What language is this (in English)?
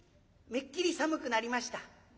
Japanese